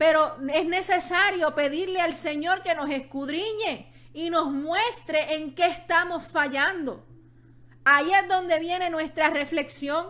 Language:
Spanish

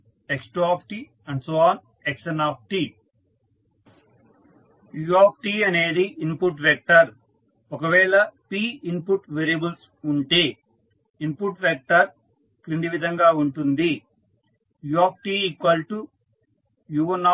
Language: Telugu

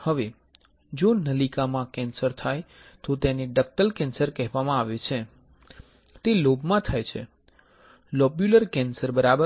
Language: Gujarati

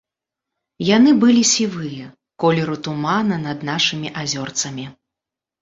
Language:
Belarusian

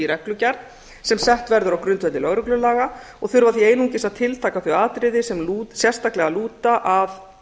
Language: Icelandic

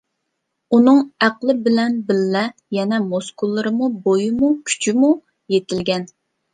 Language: Uyghur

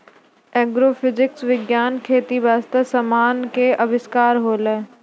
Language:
Maithili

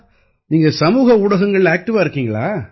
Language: Tamil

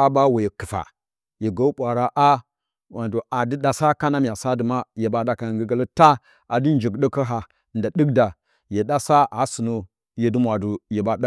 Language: Bacama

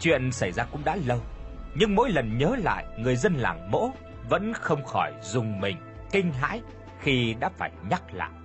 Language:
Vietnamese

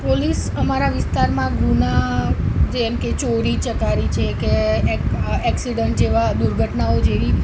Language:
Gujarati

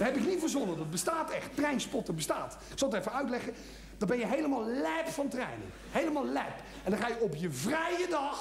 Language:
Dutch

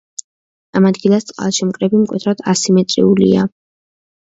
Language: Georgian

